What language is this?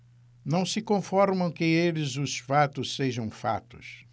Portuguese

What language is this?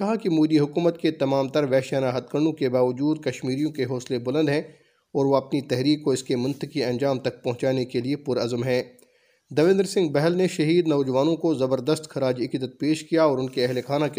Urdu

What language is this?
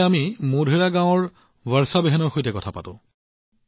Assamese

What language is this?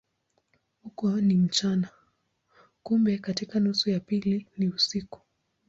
Swahili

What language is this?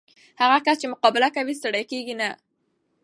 Pashto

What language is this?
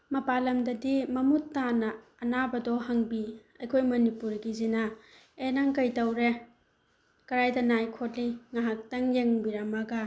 Manipuri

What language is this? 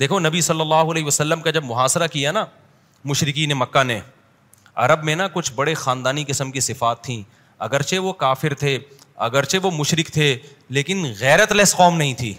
Urdu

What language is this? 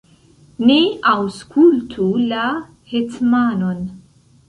Esperanto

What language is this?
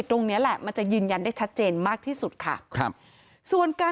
Thai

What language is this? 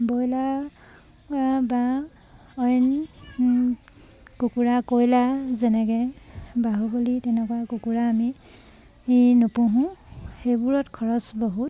Assamese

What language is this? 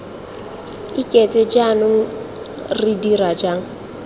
Tswana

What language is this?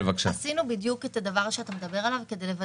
Hebrew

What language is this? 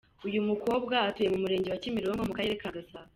Kinyarwanda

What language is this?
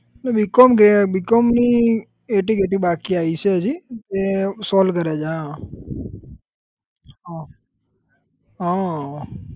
Gujarati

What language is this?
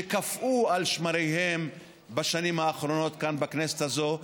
Hebrew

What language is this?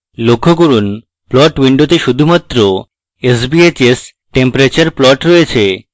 Bangla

